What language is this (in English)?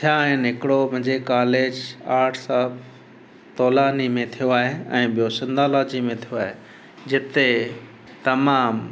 Sindhi